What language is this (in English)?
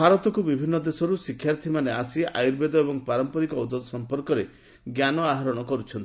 Odia